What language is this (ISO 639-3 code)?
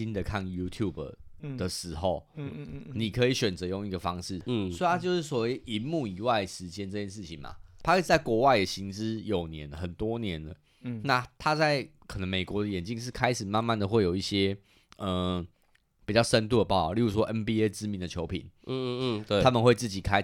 zho